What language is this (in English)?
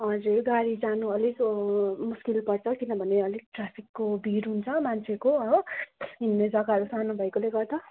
Nepali